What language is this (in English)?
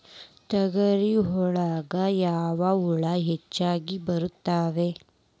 Kannada